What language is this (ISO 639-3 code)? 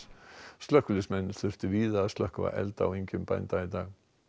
isl